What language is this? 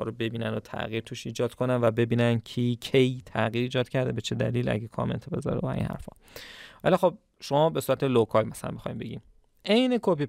Persian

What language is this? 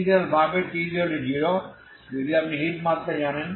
Bangla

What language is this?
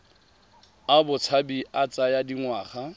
Tswana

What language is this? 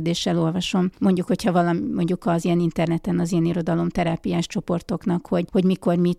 Hungarian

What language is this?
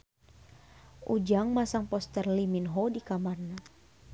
Sundanese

